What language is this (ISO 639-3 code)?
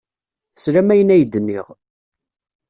kab